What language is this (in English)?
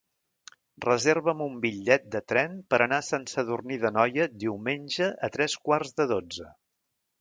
Catalan